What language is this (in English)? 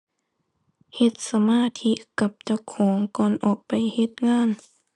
Thai